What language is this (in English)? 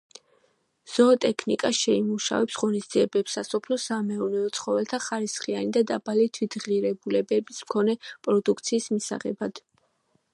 Georgian